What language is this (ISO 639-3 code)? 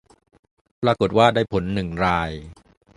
tha